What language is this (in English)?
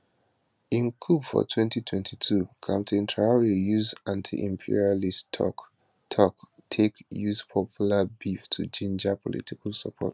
Nigerian Pidgin